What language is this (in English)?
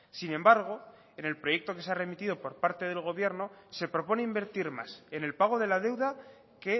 Spanish